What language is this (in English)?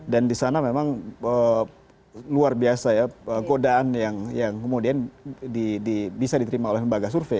Indonesian